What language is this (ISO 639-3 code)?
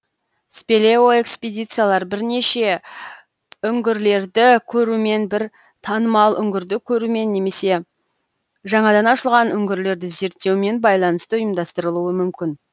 kaz